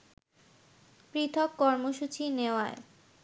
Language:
Bangla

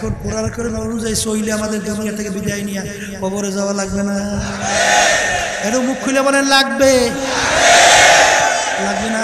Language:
Arabic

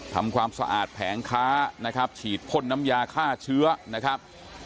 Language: Thai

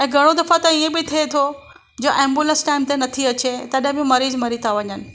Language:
Sindhi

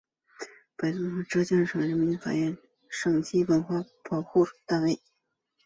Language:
Chinese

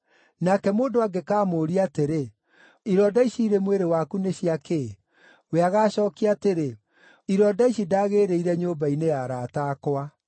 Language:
Kikuyu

